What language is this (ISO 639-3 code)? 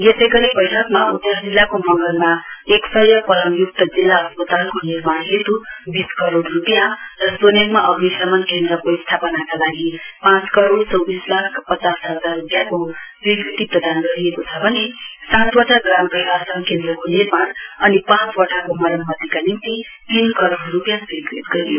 nep